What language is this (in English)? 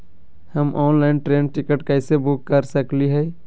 Magahi